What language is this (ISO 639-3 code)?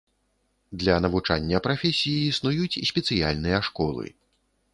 bel